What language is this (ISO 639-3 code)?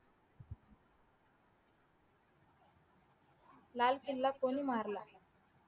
mar